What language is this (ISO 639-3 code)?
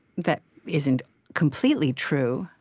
eng